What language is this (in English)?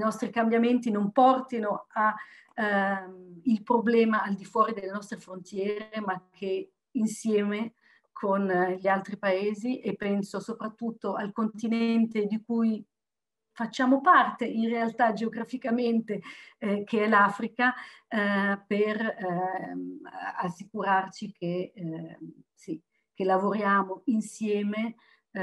Italian